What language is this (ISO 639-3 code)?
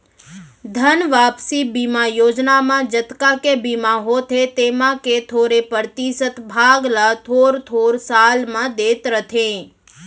hne